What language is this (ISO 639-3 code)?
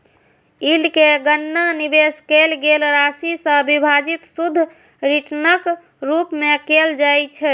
mai